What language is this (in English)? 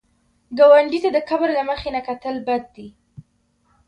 Pashto